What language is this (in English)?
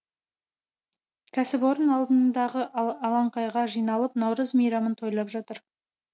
Kazakh